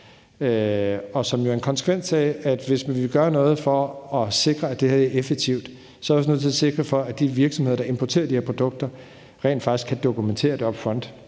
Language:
Danish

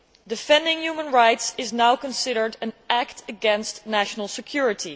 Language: English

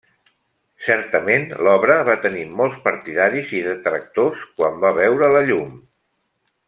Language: Catalan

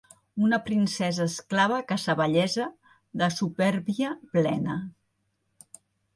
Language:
Catalan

